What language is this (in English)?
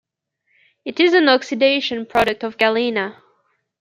English